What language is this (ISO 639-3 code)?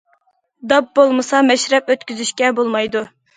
uig